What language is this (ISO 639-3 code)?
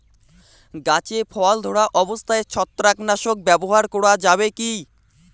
ben